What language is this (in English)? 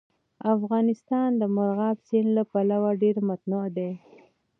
Pashto